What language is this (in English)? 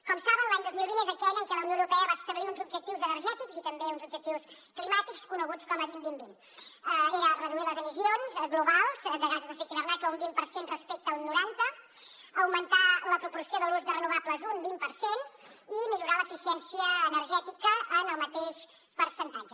Catalan